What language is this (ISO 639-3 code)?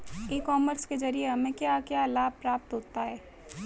hin